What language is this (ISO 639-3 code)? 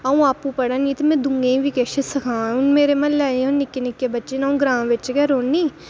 doi